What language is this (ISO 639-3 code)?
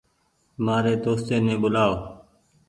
gig